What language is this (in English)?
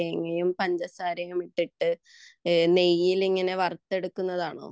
Malayalam